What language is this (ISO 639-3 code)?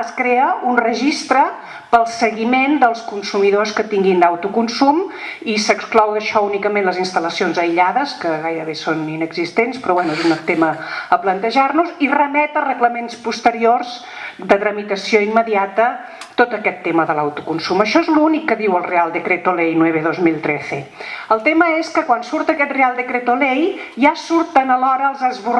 spa